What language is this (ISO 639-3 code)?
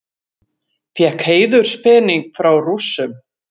isl